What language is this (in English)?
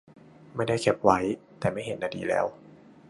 Thai